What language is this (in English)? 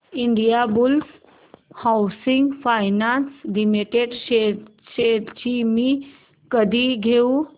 Marathi